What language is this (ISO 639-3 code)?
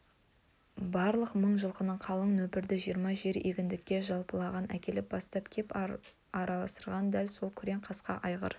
kaz